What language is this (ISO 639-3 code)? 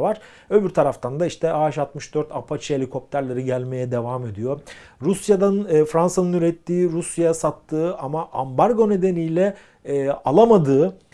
tur